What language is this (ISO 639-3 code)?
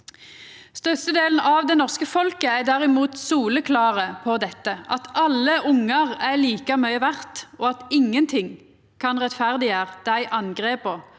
nor